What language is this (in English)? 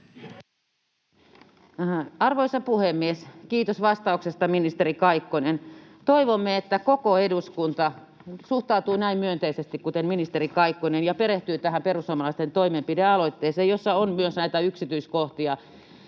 Finnish